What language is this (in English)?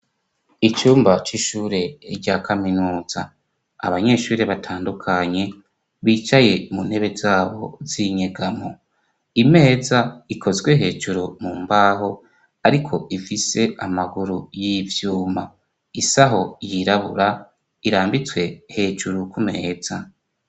Rundi